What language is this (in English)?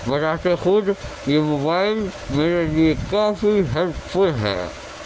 Urdu